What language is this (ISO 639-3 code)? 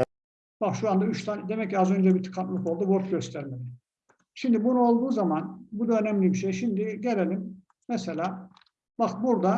tur